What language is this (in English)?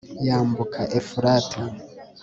Kinyarwanda